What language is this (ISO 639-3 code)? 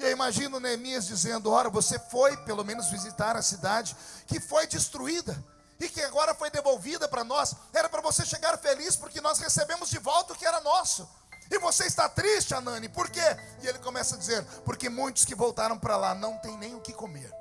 por